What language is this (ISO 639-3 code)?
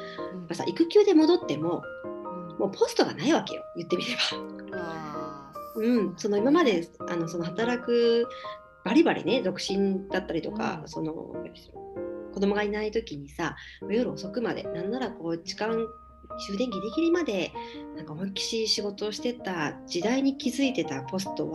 jpn